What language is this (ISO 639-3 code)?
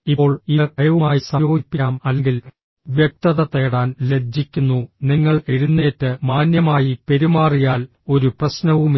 mal